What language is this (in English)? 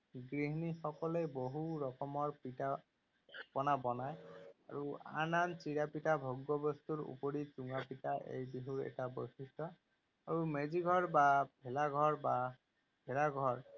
Assamese